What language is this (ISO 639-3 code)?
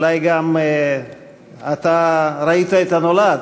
heb